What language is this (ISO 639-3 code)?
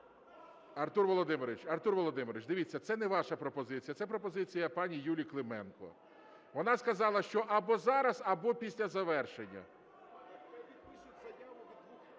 ukr